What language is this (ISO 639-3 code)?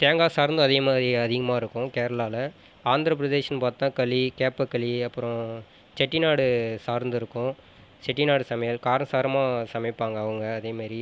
tam